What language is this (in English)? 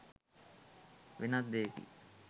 Sinhala